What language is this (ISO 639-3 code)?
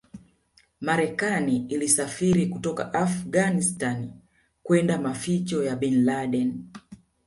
swa